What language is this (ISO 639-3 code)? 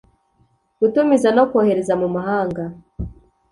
kin